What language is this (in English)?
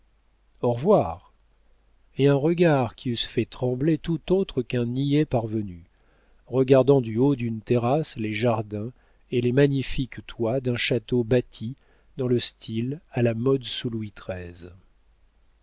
French